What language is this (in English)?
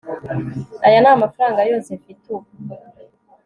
Kinyarwanda